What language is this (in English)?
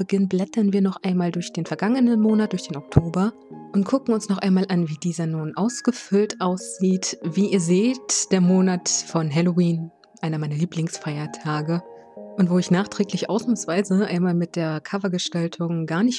German